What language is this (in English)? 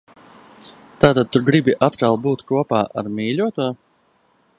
Latvian